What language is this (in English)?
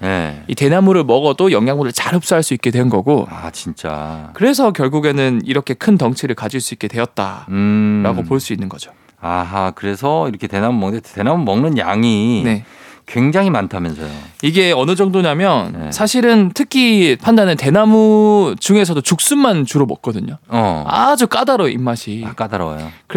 Korean